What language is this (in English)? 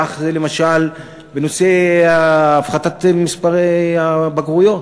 Hebrew